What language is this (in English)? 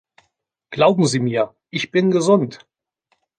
German